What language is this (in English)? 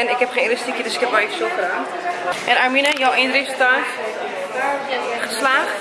Dutch